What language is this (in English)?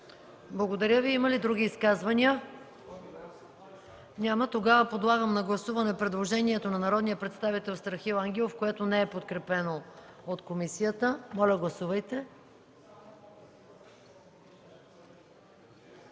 Bulgarian